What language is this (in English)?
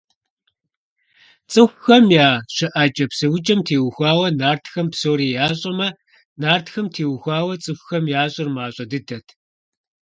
Kabardian